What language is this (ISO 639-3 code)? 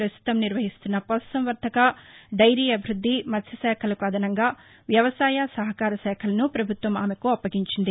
tel